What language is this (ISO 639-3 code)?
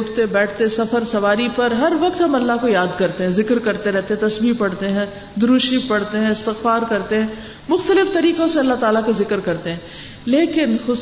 urd